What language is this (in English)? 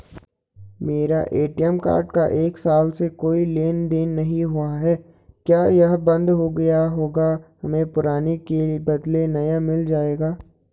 Hindi